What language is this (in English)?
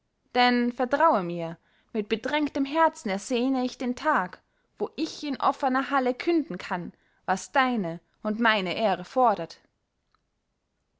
German